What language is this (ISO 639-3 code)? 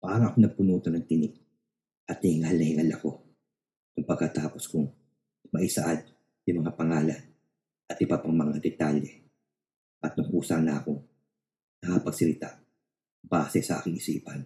fil